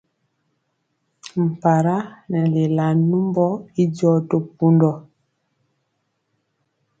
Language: Mpiemo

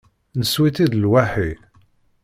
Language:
Kabyle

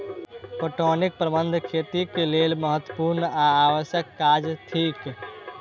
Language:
Maithili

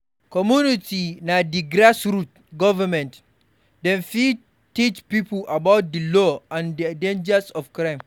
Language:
Nigerian Pidgin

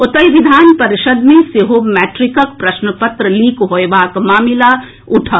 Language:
Maithili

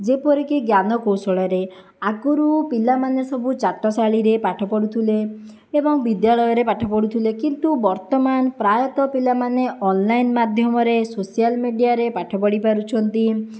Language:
Odia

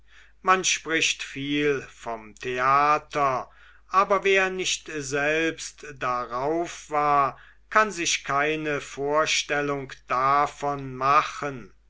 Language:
German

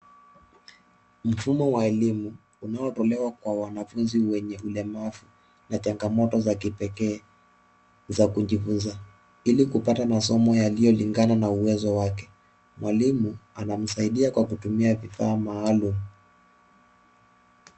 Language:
Swahili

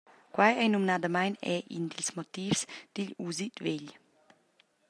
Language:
Romansh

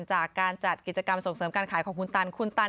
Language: Thai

